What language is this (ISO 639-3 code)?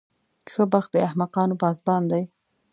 pus